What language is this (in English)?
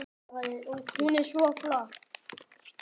Icelandic